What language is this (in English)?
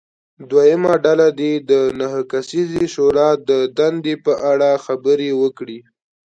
Pashto